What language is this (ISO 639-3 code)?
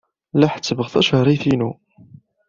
kab